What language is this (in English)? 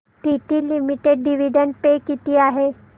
Marathi